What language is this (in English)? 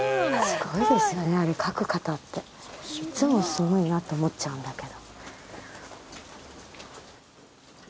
Japanese